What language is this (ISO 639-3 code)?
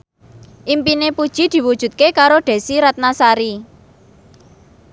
jav